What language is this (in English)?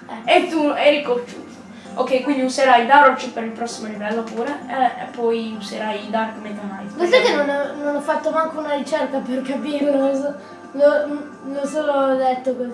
Italian